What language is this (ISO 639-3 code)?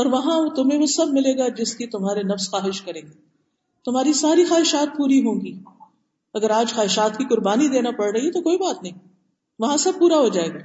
urd